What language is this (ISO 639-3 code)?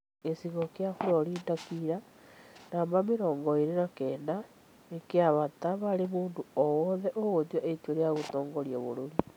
kik